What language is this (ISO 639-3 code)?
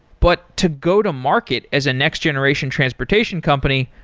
eng